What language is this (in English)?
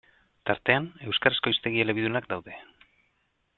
Basque